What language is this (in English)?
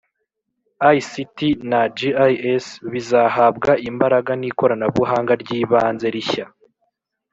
Kinyarwanda